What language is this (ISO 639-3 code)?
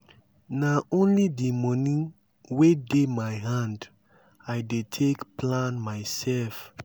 pcm